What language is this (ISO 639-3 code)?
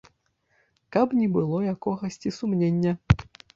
bel